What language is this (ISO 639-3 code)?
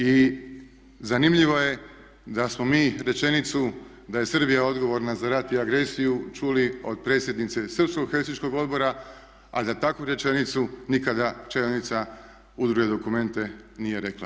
hrv